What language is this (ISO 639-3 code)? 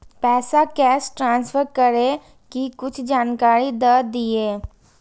mai